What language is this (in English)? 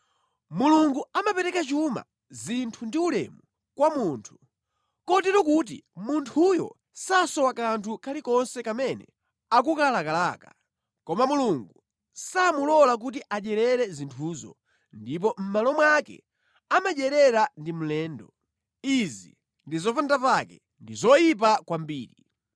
Nyanja